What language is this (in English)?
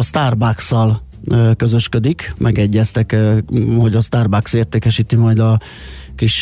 Hungarian